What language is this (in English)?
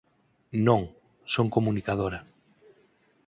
Galician